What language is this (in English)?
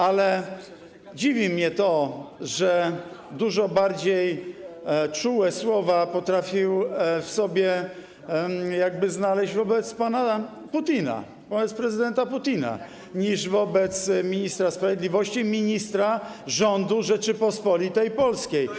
Polish